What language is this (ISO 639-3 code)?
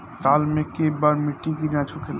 bho